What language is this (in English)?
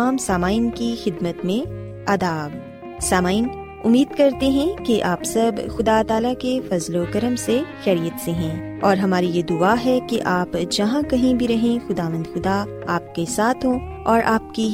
Urdu